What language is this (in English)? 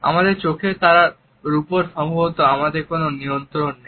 Bangla